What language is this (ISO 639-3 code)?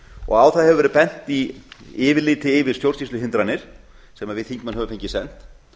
isl